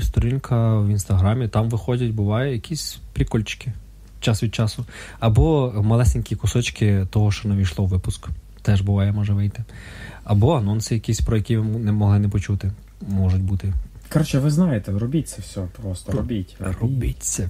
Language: Ukrainian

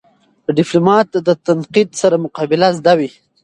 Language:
Pashto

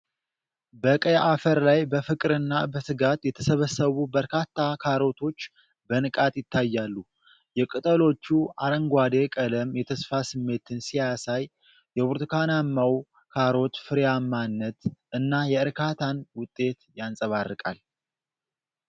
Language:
Amharic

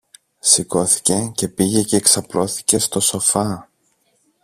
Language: Greek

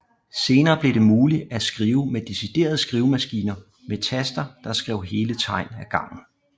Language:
Danish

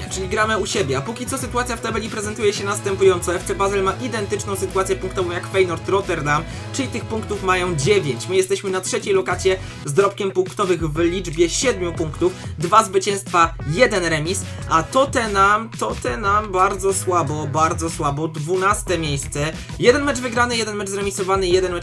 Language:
Polish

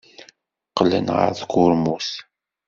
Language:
Kabyle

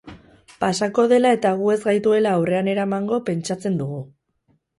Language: Basque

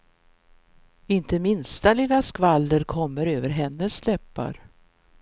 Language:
Swedish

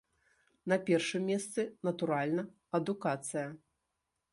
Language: Belarusian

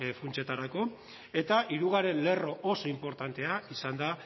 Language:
Basque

